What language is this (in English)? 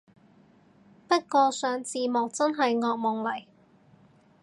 Cantonese